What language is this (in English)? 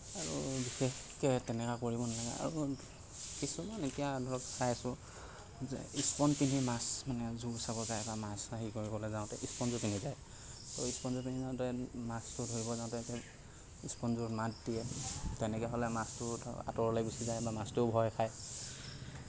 Assamese